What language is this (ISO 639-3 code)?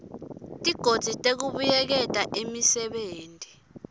ssw